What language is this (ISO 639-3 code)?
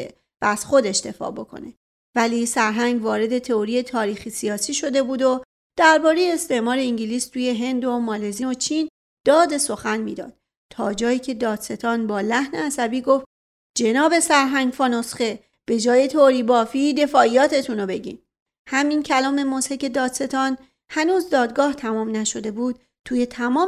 fas